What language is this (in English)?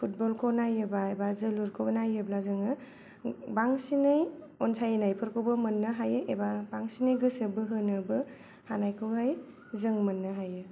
Bodo